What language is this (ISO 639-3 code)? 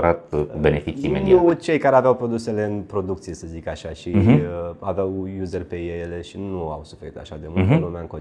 ron